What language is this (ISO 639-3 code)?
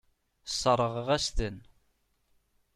kab